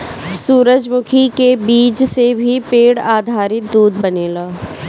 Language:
Bhojpuri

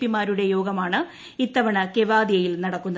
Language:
Malayalam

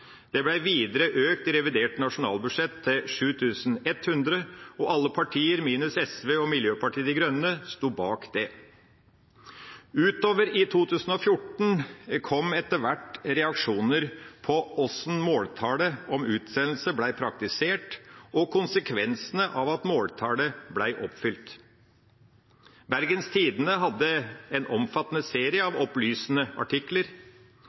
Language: Norwegian Bokmål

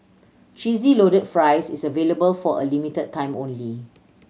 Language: English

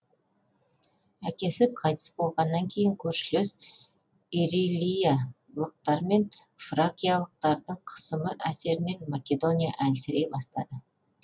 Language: Kazakh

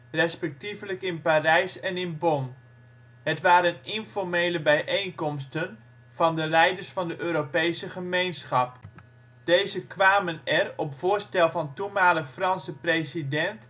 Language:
Dutch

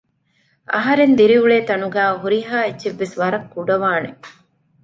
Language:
Divehi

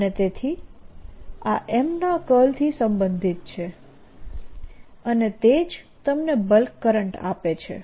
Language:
Gujarati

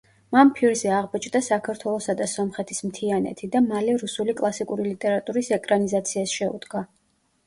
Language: Georgian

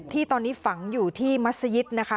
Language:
Thai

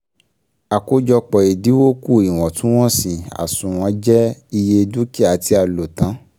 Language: Yoruba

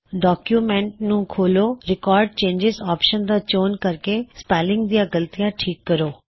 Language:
Punjabi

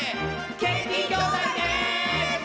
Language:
Japanese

